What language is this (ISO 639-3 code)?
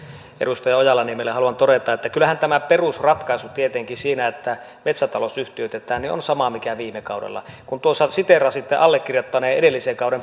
fin